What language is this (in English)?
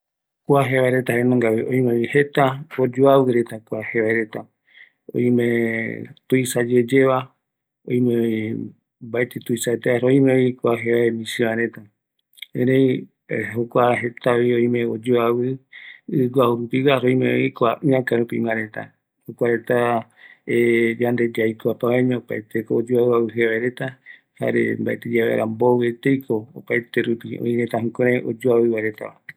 Eastern Bolivian Guaraní